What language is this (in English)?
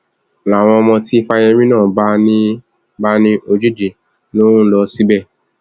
Yoruba